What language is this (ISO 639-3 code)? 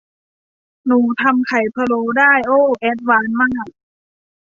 tha